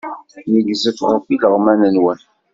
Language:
Kabyle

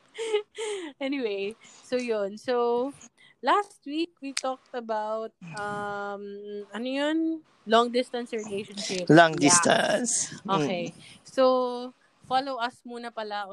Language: Filipino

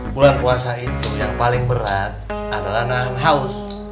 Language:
Indonesian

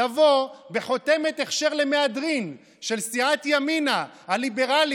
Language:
Hebrew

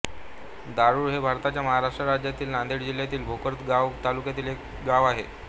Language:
Marathi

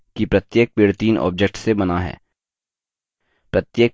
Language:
Hindi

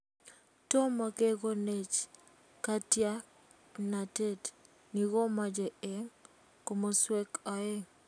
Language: Kalenjin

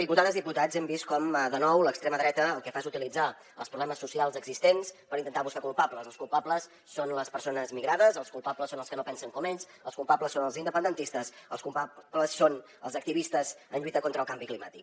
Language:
Catalan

